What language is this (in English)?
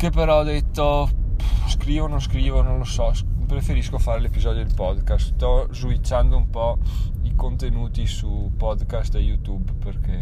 Italian